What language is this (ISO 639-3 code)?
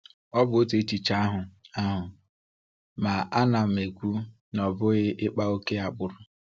ibo